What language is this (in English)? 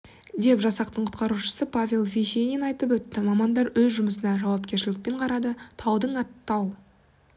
Kazakh